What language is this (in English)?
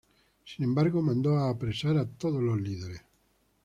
Spanish